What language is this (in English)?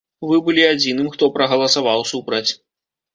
Belarusian